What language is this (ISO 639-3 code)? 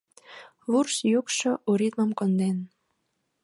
chm